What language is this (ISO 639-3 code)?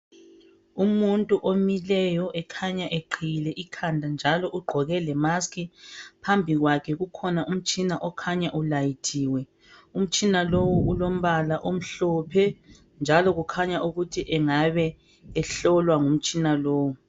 nde